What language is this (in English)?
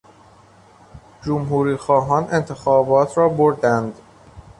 Persian